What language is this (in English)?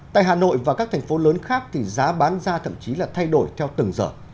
Vietnamese